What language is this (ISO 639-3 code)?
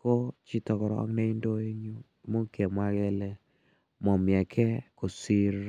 kln